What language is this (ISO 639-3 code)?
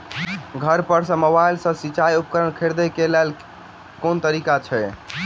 mai